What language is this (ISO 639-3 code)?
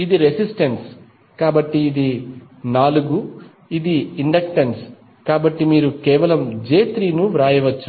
tel